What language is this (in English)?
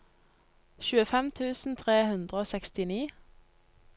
Norwegian